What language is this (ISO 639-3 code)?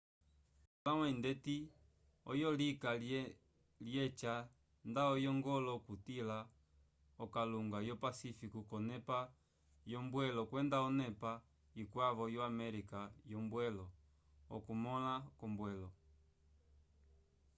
umb